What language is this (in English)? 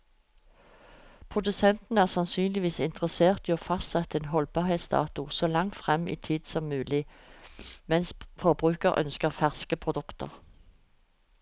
Norwegian